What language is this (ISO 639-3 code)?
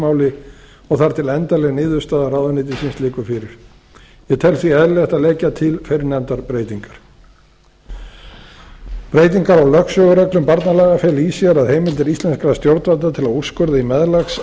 isl